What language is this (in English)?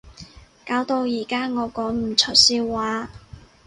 Cantonese